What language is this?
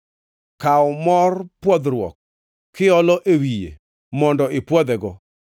Luo (Kenya and Tanzania)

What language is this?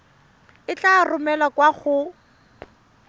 Tswana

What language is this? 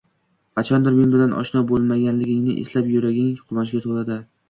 Uzbek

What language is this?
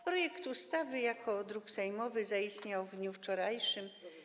Polish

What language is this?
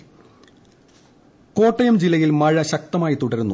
Malayalam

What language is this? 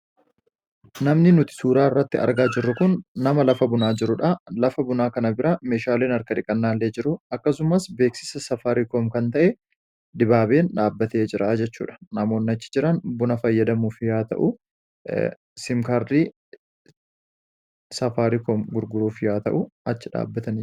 Oromo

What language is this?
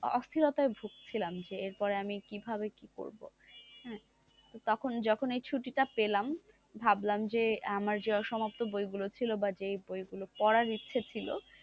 Bangla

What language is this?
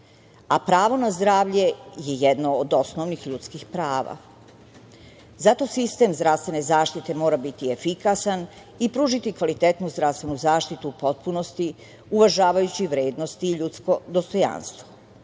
Serbian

